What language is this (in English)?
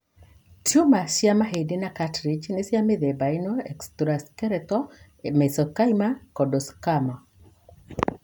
Kikuyu